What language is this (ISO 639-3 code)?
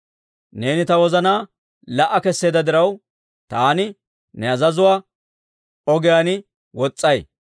dwr